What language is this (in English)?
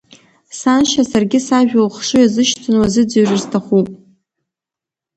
Abkhazian